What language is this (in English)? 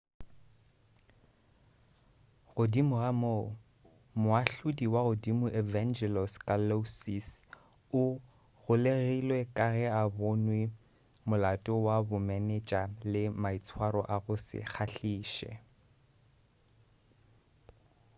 Northern Sotho